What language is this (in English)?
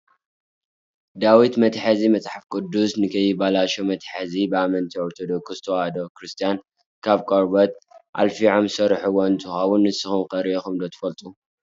Tigrinya